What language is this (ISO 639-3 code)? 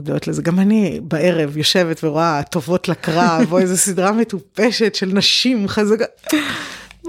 heb